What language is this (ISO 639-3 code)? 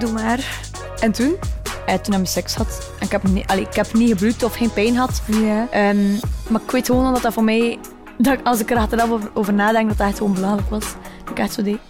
nld